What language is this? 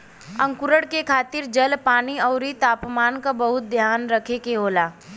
Bhojpuri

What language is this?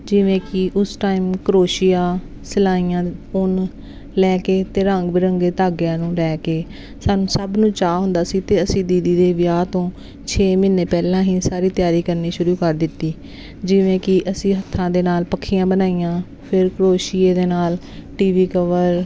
Punjabi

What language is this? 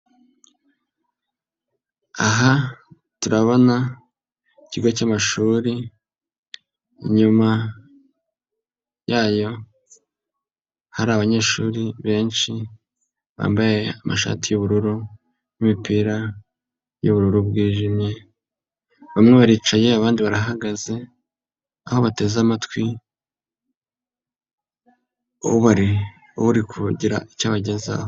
Kinyarwanda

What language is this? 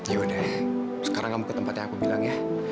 Indonesian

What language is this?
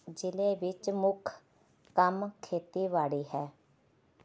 Punjabi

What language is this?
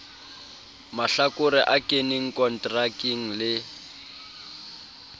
Southern Sotho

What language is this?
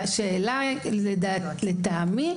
Hebrew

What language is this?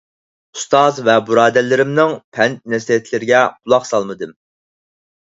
Uyghur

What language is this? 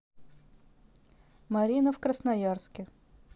Russian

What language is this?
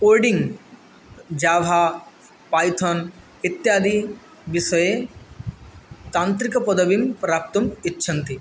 Sanskrit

